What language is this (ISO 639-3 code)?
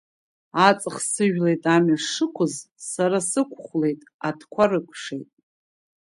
abk